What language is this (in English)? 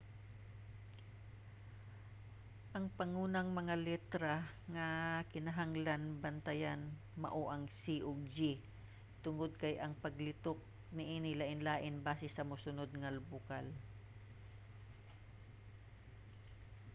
Cebuano